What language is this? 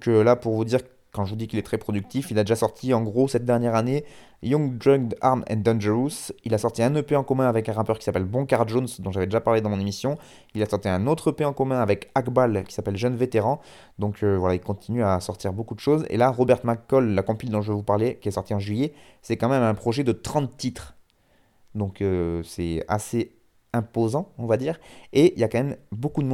French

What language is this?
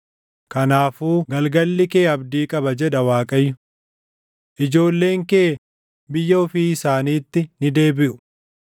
Oromo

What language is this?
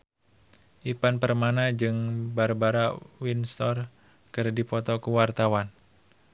Sundanese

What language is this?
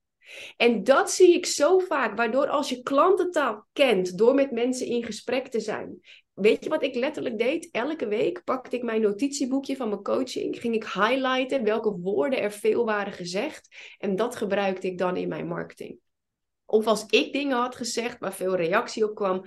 Dutch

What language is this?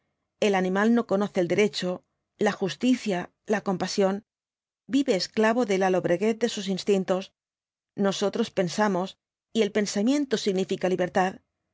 Spanish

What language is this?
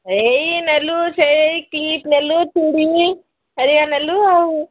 Odia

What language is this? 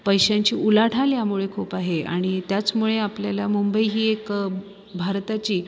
Marathi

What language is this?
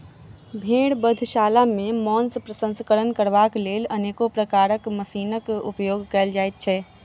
Maithili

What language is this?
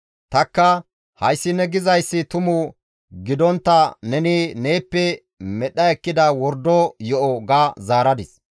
Gamo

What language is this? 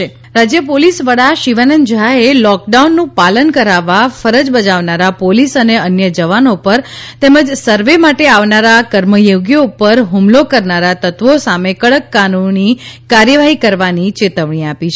Gujarati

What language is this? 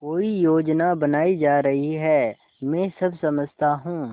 Hindi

